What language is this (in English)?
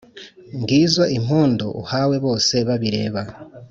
Kinyarwanda